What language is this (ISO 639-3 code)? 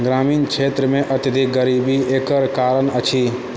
mai